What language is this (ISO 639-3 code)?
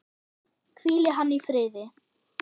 isl